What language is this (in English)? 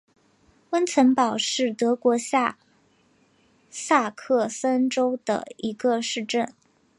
Chinese